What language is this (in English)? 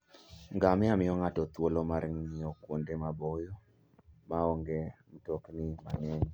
Luo (Kenya and Tanzania)